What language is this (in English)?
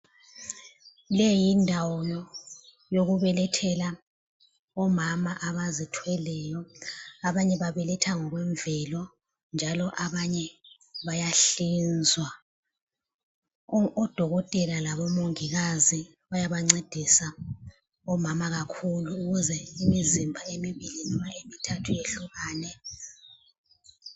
North Ndebele